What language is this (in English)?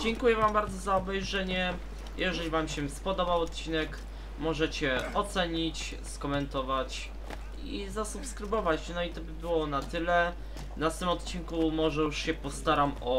Polish